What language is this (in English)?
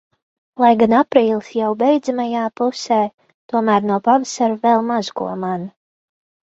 Latvian